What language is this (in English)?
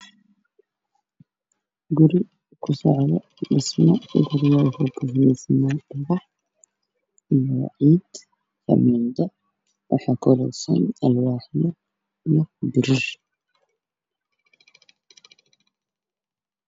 Somali